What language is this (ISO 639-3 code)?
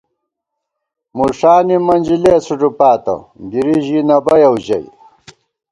gwt